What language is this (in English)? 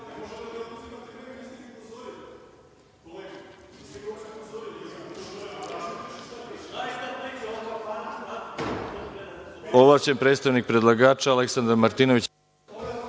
Serbian